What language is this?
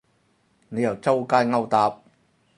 Cantonese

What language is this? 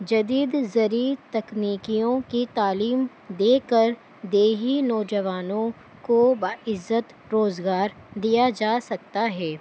Urdu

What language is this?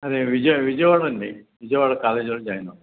Telugu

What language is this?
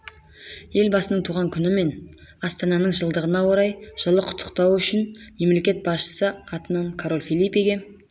Kazakh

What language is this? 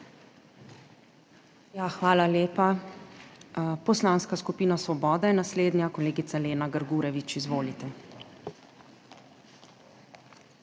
Slovenian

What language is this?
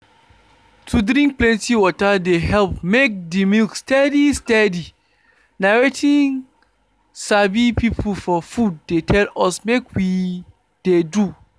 Nigerian Pidgin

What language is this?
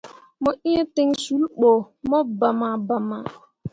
Mundang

